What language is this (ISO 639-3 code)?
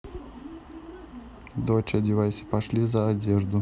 rus